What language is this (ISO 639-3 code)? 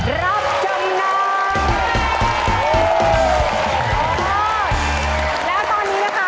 tha